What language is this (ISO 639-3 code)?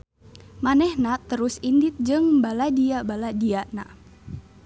sun